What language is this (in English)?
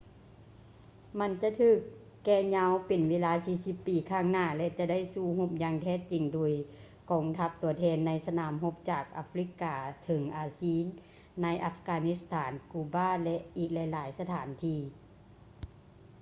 Lao